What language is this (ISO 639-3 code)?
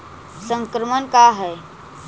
mag